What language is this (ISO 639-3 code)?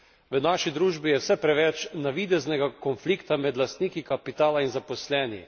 slv